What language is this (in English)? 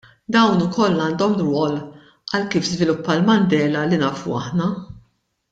Maltese